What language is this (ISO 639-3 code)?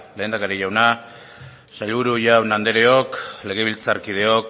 eus